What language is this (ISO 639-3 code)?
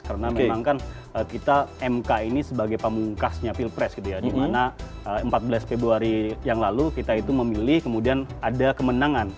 ind